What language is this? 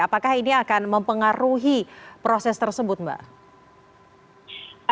Indonesian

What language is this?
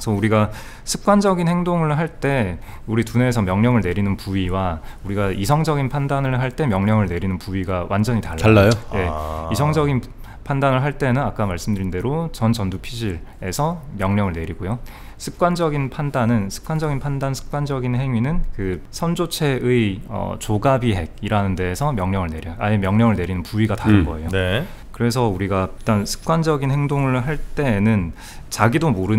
Korean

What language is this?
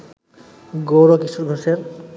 Bangla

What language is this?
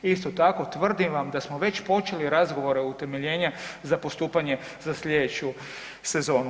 Croatian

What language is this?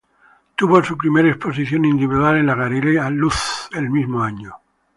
Spanish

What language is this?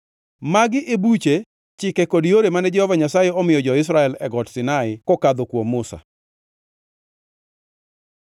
Luo (Kenya and Tanzania)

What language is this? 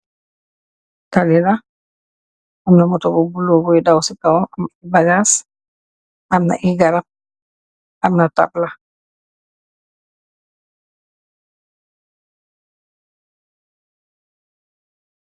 Wolof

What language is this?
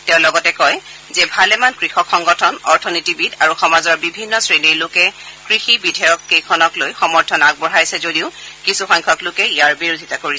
Assamese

